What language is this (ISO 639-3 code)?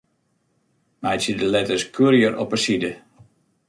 fry